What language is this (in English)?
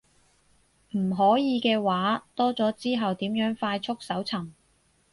Cantonese